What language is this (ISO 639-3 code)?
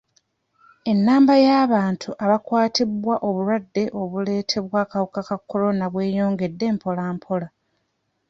lug